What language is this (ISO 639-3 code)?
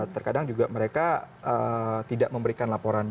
ind